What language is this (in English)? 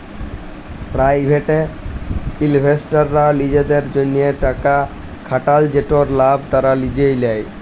Bangla